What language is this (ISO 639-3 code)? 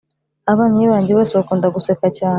kin